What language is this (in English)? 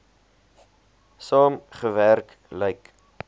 Afrikaans